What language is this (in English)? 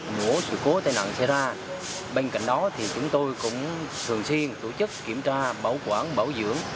Vietnamese